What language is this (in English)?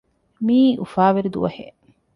Divehi